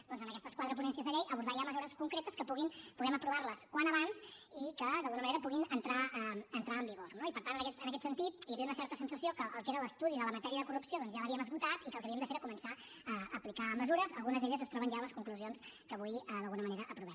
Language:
Catalan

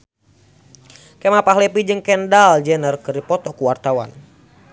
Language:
Sundanese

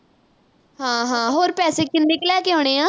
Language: Punjabi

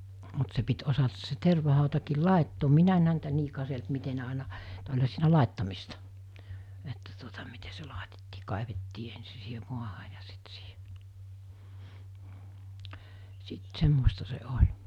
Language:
Finnish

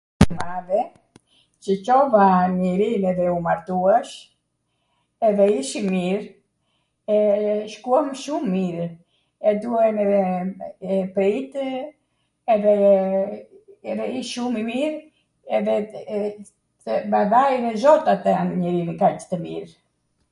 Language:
Arvanitika Albanian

